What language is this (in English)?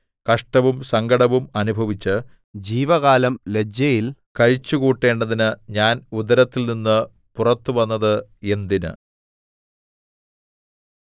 Malayalam